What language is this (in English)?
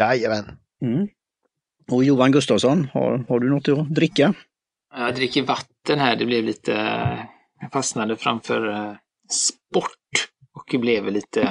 Swedish